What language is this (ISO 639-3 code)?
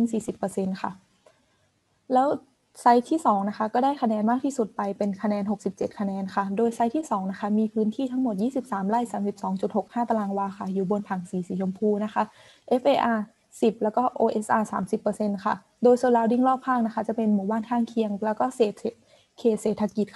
tha